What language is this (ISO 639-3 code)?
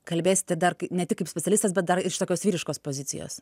lit